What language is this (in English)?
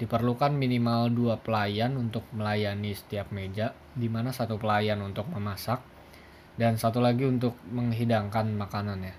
Indonesian